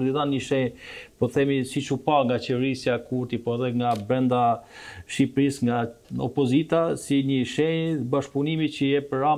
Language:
Romanian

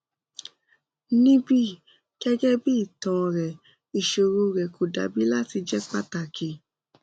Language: Yoruba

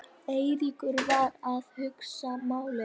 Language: Icelandic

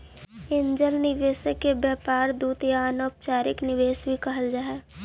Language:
Magahi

